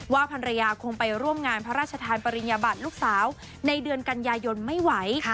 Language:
Thai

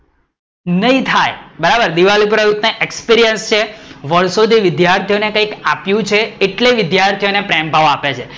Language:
Gujarati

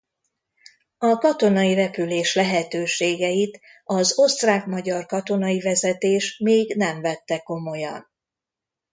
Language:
Hungarian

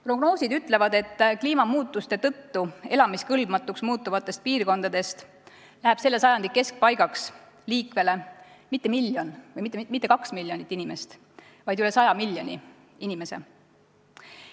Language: Estonian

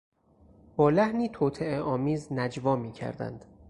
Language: Persian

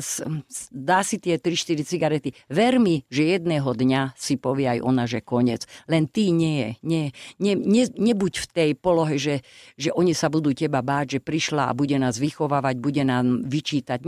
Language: Slovak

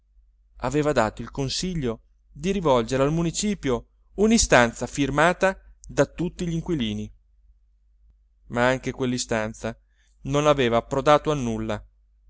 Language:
Italian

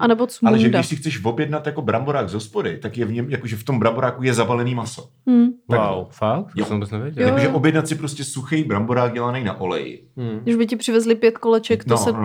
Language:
Czech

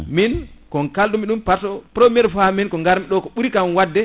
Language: Fula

